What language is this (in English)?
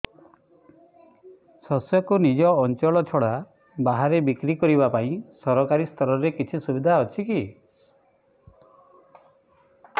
Odia